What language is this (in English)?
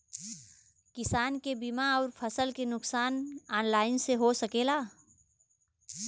Bhojpuri